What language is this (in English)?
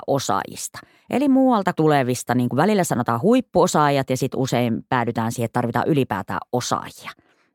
Finnish